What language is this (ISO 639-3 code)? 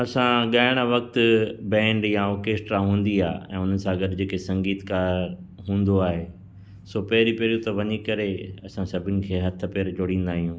snd